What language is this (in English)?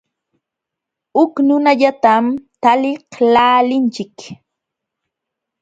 Jauja Wanca Quechua